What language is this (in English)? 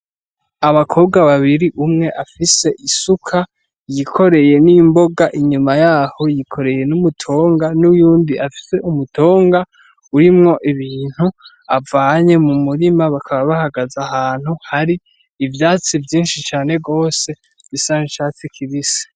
Rundi